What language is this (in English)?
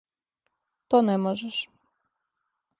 Serbian